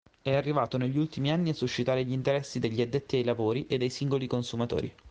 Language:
Italian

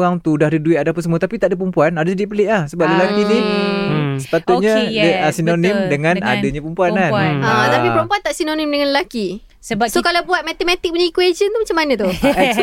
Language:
Malay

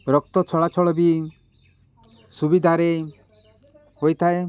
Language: Odia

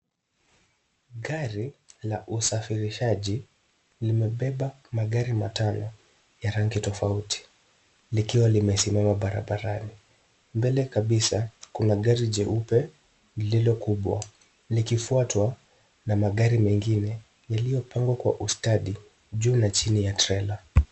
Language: Swahili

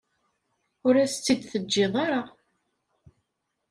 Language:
Kabyle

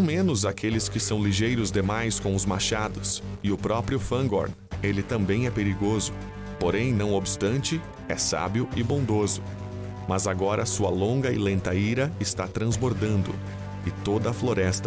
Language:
Portuguese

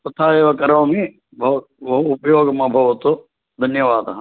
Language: Sanskrit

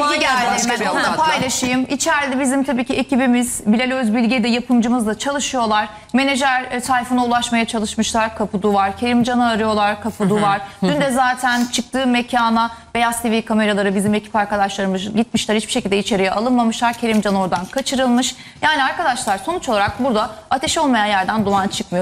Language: Turkish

